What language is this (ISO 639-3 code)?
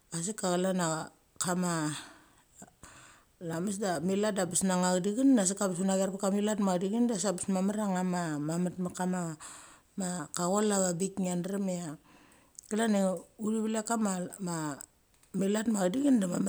gcc